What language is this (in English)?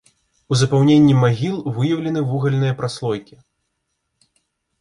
Belarusian